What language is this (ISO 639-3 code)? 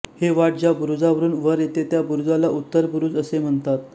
mar